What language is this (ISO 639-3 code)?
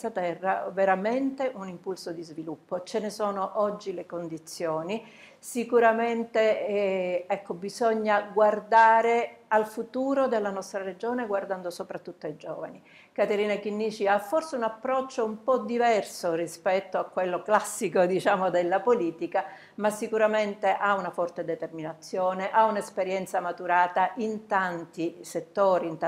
ita